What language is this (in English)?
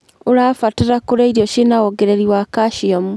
Kikuyu